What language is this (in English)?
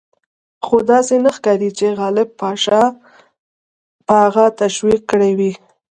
Pashto